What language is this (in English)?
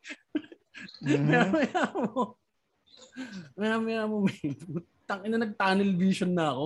Filipino